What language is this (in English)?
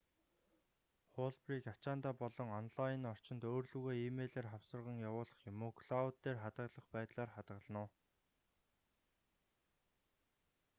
Mongolian